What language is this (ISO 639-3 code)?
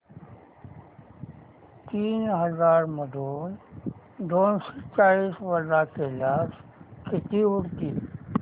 mar